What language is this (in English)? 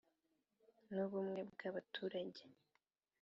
Kinyarwanda